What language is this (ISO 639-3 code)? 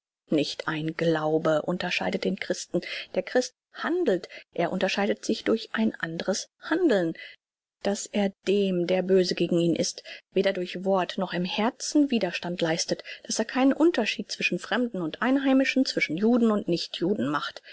deu